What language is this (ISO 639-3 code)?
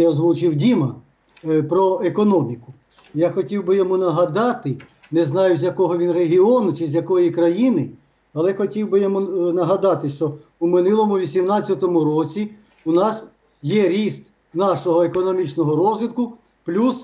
rus